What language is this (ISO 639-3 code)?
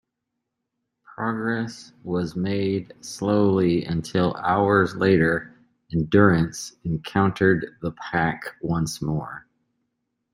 eng